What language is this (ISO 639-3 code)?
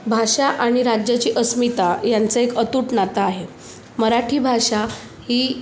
mar